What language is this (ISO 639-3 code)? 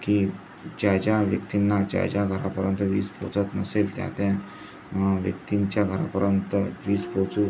mar